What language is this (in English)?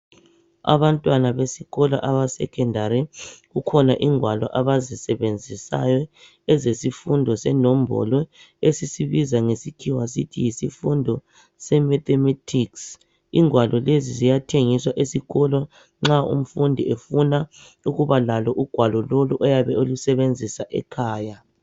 North Ndebele